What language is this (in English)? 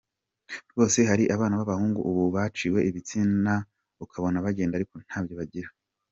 Kinyarwanda